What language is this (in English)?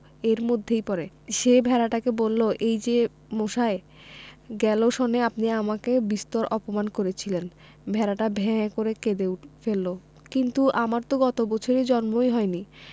Bangla